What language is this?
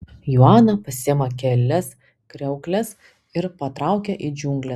Lithuanian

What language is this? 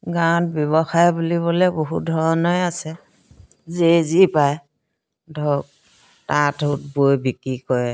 Assamese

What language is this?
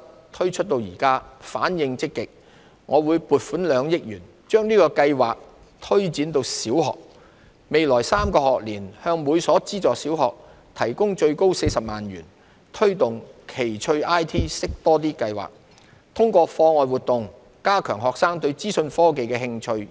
Cantonese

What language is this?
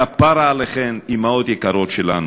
Hebrew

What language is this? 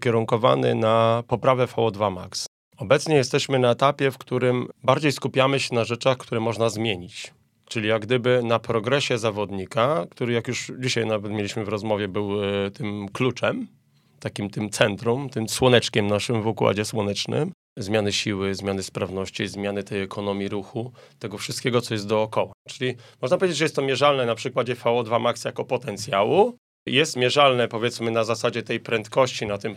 Polish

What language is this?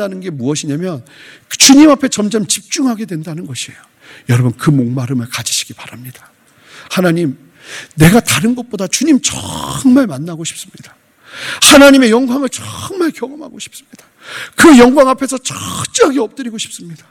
Korean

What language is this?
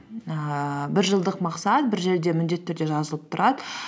Kazakh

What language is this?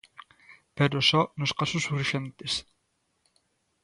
Galician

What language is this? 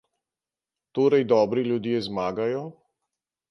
Slovenian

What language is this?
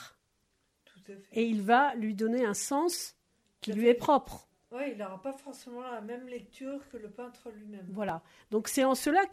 French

